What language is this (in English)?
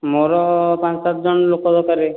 Odia